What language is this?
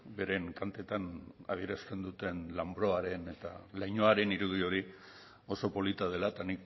Basque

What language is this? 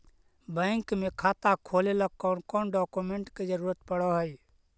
Magahi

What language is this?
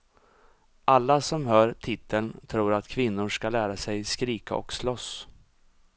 Swedish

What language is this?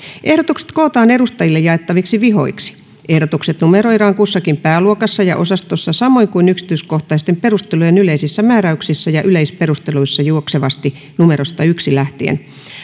Finnish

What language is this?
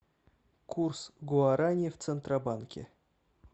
Russian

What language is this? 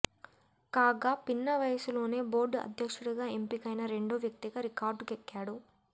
Telugu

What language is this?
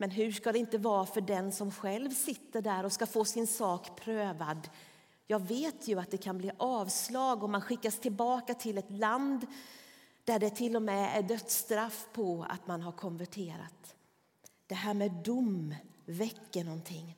Swedish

